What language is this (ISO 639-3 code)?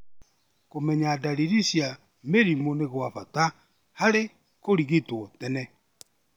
kik